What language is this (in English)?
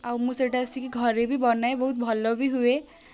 Odia